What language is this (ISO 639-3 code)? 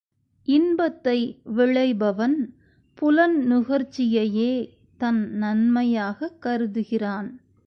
tam